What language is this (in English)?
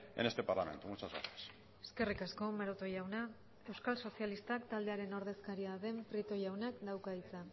Basque